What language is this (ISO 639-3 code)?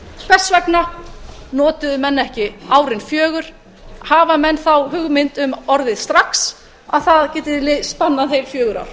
isl